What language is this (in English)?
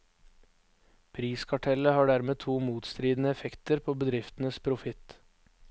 Norwegian